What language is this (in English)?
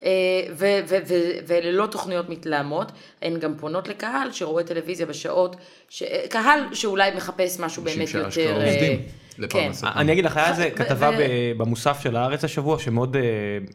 Hebrew